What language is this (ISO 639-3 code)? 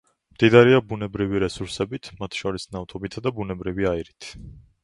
kat